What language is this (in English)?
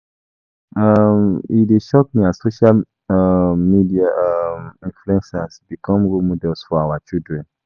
Nigerian Pidgin